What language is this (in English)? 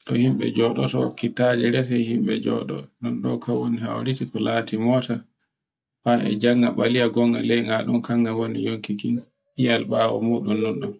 Borgu Fulfulde